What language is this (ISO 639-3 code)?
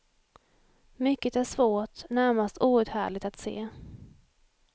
swe